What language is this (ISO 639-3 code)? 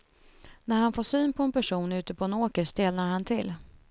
swe